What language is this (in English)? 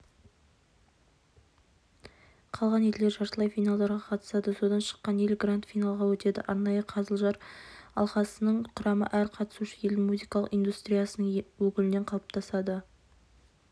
Kazakh